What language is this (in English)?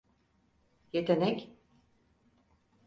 Turkish